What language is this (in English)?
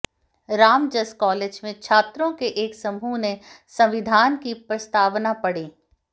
Hindi